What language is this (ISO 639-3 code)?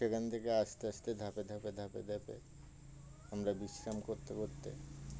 ben